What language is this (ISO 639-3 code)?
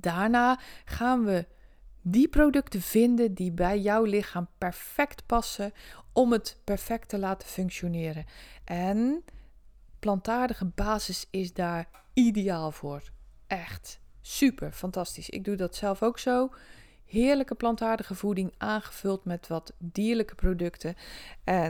nld